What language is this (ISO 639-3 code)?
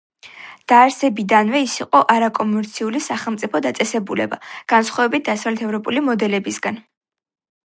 kat